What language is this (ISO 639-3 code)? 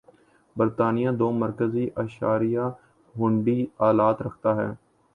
urd